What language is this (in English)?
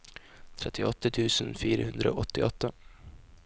Norwegian